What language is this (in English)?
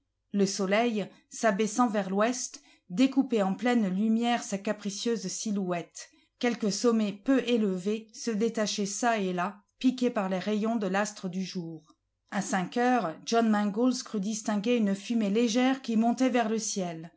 French